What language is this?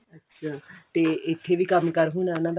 Punjabi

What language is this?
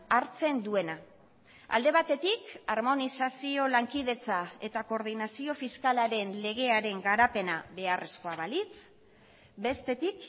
Basque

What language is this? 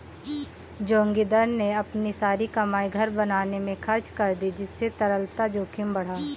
Hindi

